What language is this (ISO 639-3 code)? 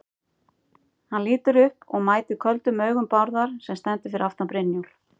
isl